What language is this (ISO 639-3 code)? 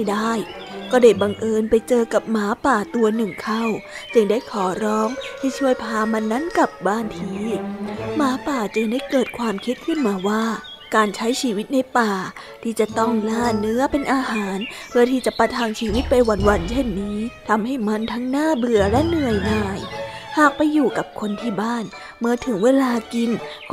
tha